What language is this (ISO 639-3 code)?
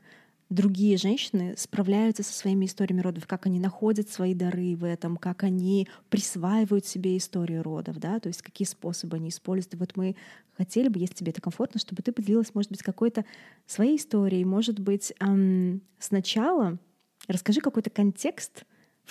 rus